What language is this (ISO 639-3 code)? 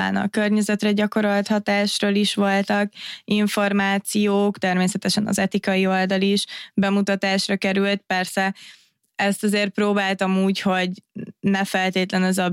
hun